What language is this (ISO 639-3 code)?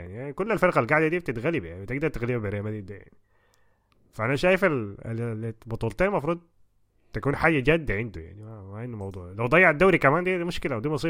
ara